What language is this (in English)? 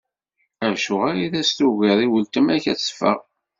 Kabyle